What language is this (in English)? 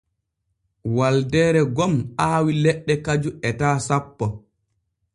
Borgu Fulfulde